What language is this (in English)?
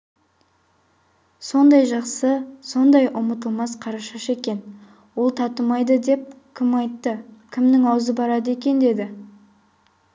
Kazakh